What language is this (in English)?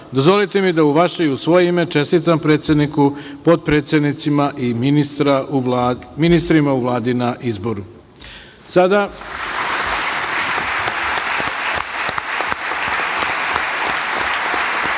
Serbian